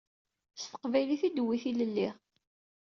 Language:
Kabyle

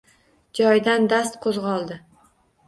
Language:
Uzbek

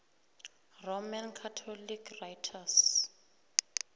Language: South Ndebele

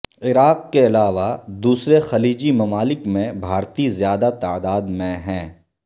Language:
Urdu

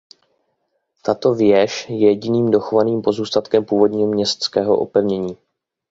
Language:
Czech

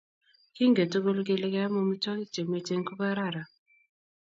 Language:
Kalenjin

